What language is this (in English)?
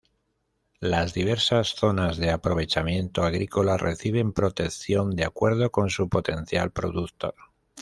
Spanish